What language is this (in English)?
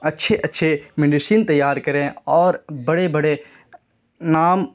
Urdu